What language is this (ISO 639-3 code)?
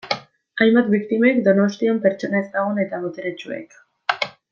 eus